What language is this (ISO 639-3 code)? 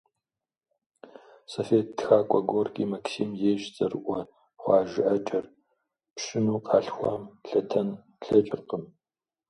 kbd